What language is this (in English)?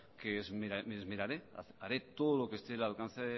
Spanish